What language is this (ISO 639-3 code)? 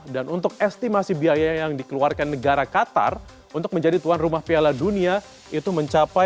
ind